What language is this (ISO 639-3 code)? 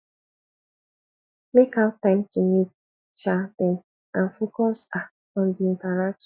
pcm